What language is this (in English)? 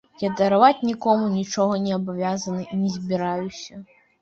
Belarusian